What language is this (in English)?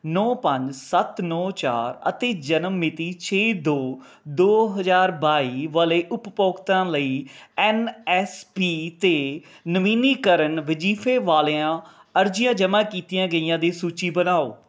Punjabi